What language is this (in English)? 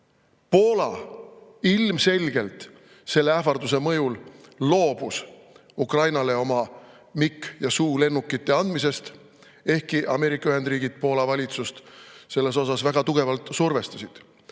Estonian